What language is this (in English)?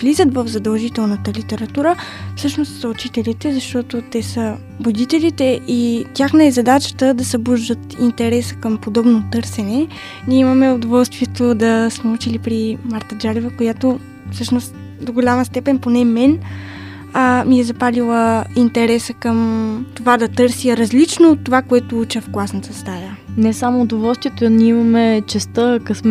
Bulgarian